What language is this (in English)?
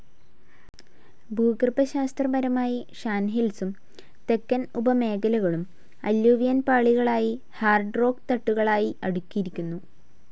Malayalam